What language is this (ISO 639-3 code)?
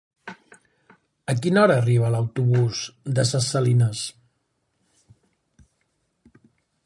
cat